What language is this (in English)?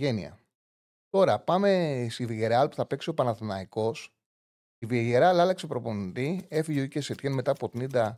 Greek